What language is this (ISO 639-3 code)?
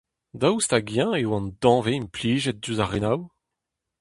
bre